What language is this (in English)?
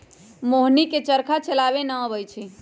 Magahi